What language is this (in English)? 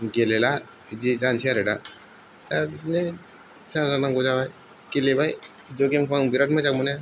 Bodo